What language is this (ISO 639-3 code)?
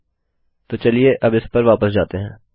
hin